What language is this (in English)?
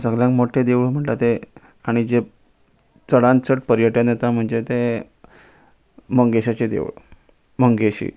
Konkani